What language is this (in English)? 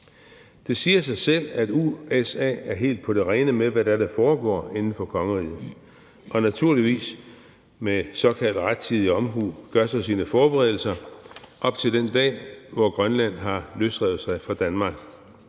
Danish